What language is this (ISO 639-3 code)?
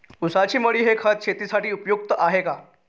mar